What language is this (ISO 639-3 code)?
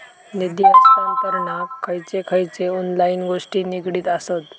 mar